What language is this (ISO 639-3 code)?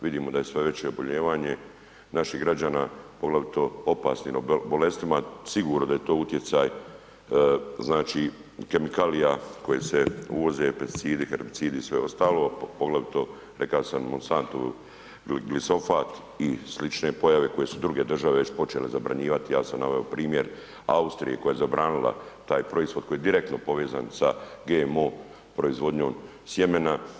hrv